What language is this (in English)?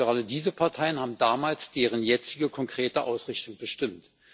German